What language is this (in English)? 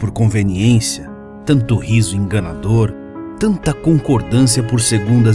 Portuguese